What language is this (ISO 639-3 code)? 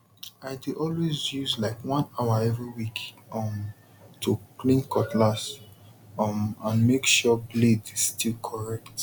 pcm